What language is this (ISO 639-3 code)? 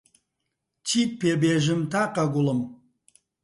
ckb